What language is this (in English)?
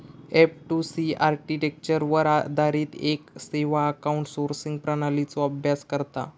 Marathi